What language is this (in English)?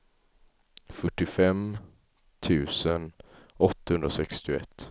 Swedish